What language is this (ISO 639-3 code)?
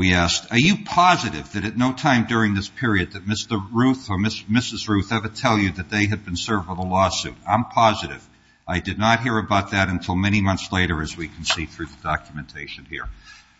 eng